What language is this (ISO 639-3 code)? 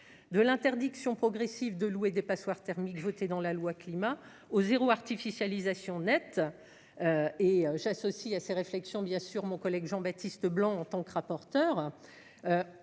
fra